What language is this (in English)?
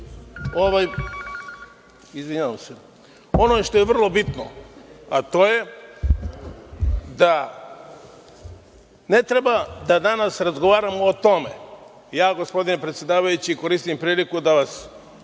Serbian